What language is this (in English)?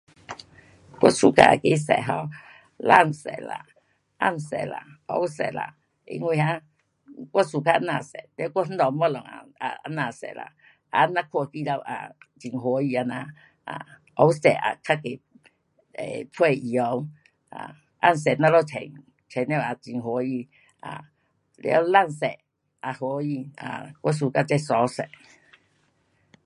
Pu-Xian Chinese